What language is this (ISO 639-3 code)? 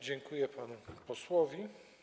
pol